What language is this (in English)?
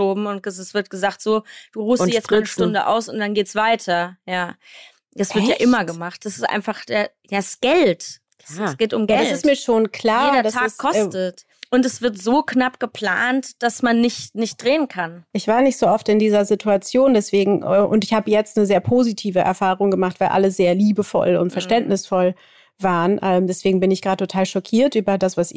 German